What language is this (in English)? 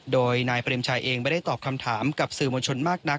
Thai